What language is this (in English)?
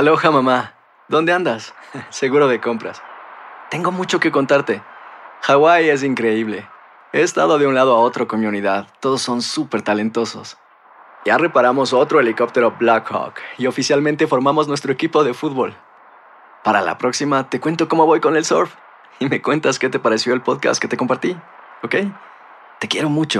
Spanish